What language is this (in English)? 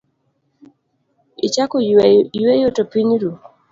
Luo (Kenya and Tanzania)